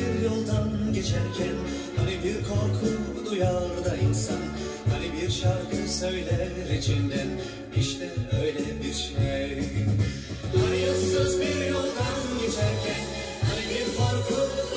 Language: Turkish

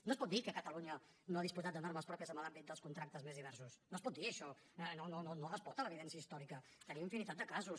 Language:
Catalan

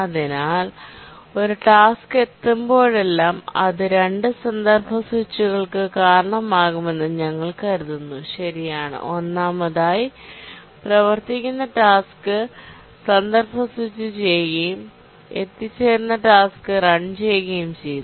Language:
Malayalam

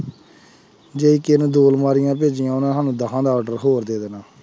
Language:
Punjabi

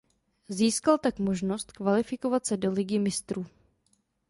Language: Czech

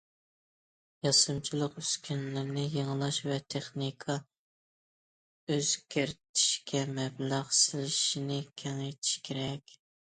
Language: Uyghur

